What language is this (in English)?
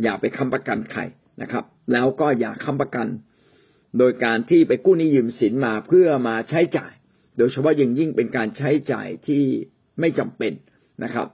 Thai